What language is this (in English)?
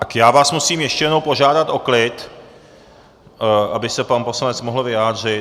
Czech